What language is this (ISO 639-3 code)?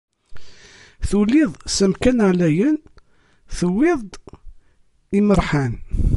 kab